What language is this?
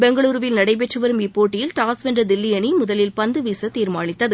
Tamil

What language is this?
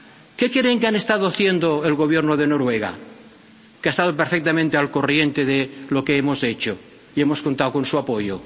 Spanish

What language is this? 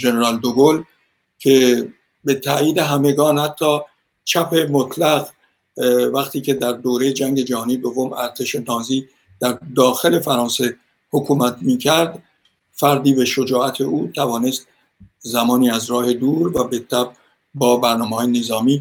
Persian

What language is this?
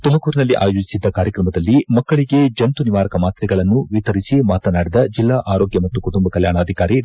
Kannada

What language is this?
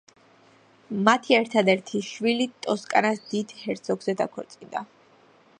Georgian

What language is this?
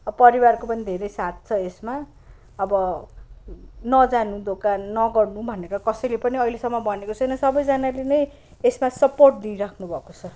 Nepali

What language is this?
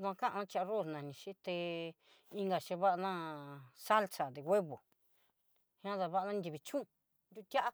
Southeastern Nochixtlán Mixtec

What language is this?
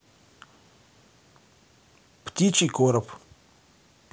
Russian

